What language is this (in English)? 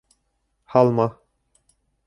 Bashkir